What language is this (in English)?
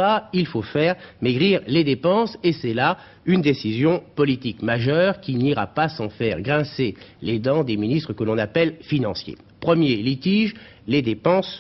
French